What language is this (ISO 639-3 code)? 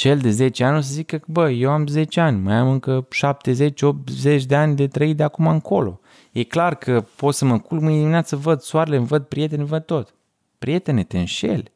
ron